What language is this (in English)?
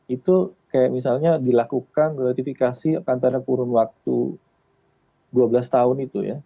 Indonesian